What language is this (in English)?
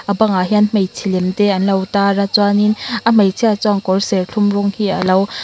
Mizo